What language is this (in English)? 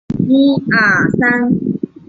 Chinese